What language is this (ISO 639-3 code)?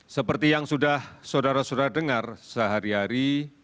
ind